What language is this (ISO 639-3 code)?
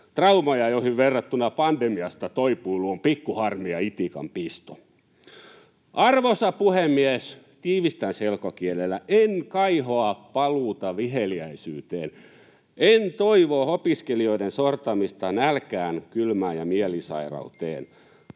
fin